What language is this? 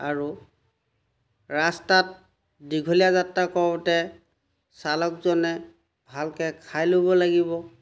Assamese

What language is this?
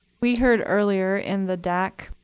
English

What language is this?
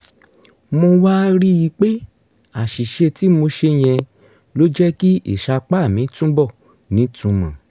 Yoruba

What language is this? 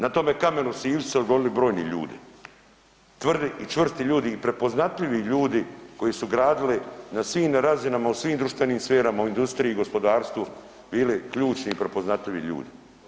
Croatian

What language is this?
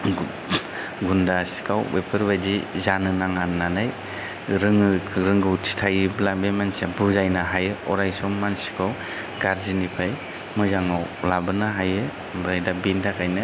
Bodo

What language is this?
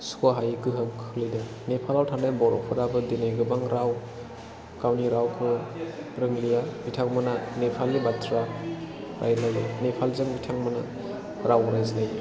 Bodo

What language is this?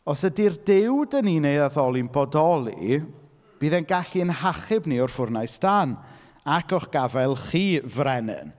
Welsh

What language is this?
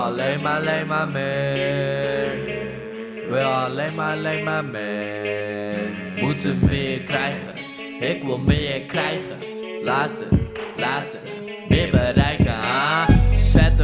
Dutch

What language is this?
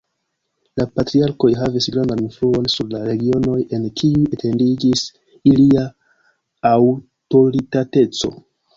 Esperanto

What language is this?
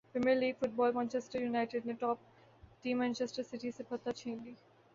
Urdu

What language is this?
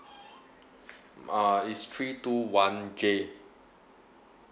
English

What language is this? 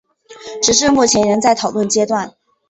Chinese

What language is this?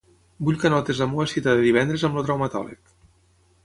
Catalan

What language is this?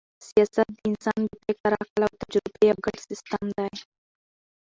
Pashto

